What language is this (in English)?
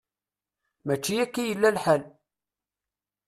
Kabyle